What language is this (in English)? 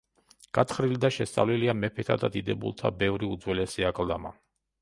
Georgian